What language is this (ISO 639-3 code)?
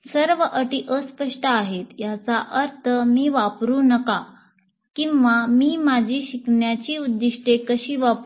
mar